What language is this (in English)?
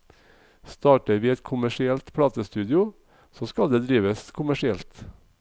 Norwegian